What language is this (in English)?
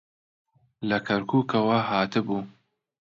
Central Kurdish